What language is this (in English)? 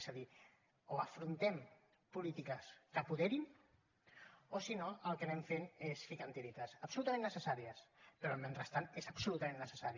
Catalan